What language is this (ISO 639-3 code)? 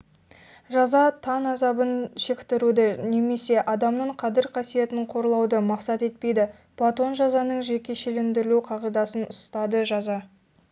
kaz